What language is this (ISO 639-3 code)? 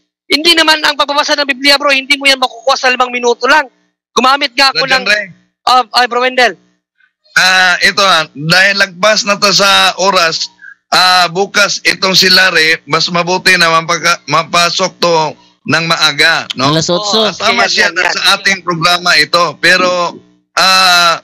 fil